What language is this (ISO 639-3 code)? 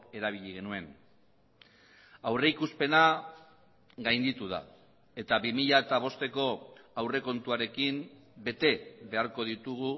eus